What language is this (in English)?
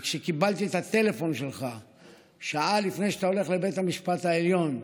Hebrew